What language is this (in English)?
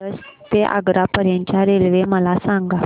Marathi